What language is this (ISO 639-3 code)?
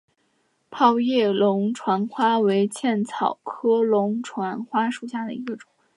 zho